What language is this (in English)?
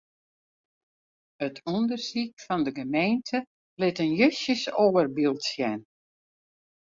Western Frisian